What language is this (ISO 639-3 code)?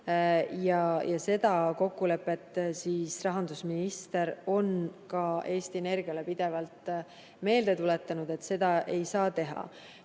est